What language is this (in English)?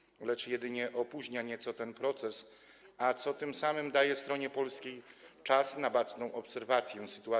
Polish